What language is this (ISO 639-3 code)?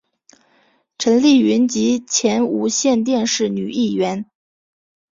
zho